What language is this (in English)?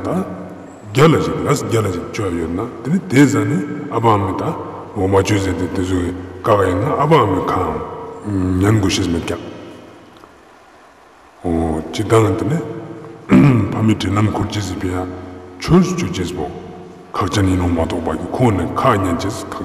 Romanian